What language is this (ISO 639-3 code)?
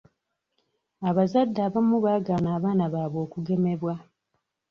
lug